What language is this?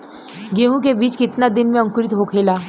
Bhojpuri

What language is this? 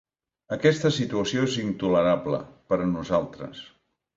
Catalan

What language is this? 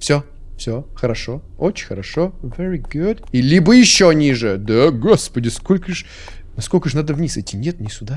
Russian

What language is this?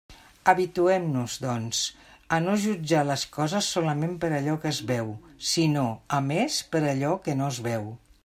Catalan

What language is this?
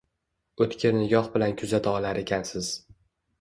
Uzbek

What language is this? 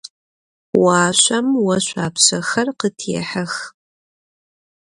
Adyghe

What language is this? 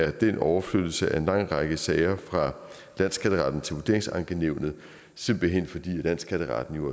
Danish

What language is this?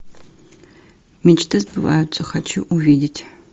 Russian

